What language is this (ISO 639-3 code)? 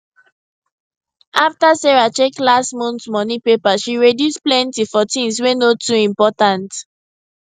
pcm